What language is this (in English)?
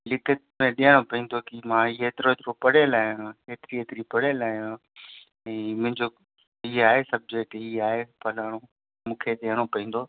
Sindhi